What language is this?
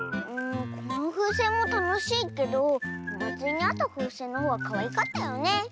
Japanese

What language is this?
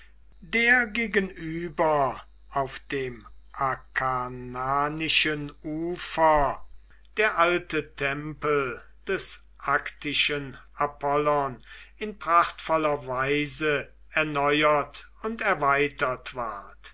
German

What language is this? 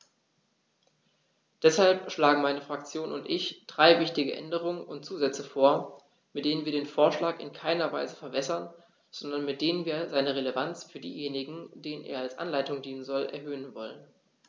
German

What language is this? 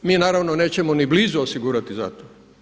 Croatian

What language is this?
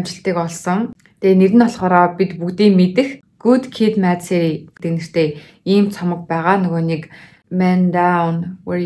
Turkish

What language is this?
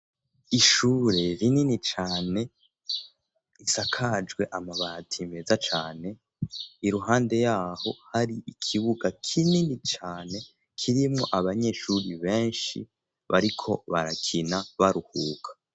Rundi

